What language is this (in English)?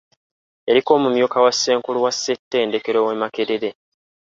Ganda